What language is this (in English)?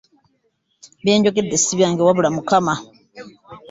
Ganda